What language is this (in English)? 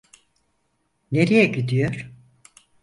Turkish